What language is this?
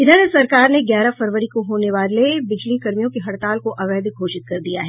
Hindi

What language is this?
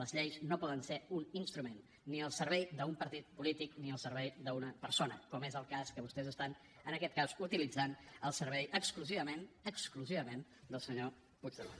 Catalan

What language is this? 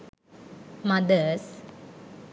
Sinhala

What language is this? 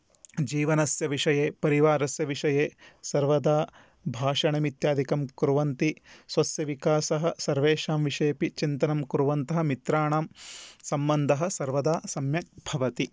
Sanskrit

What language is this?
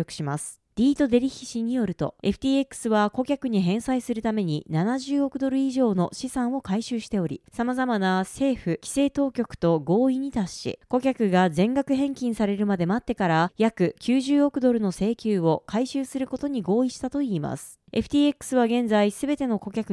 Japanese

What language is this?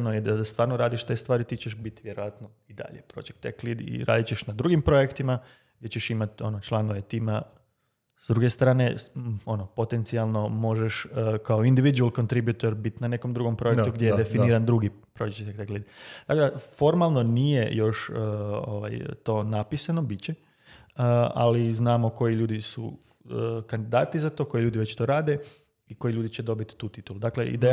Croatian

